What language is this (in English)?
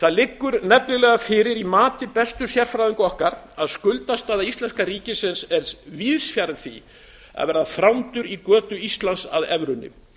Icelandic